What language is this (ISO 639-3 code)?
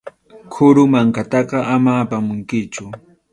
qxu